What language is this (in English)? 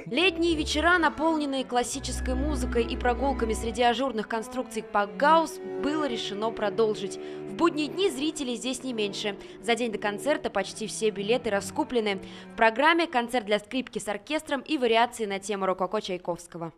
Russian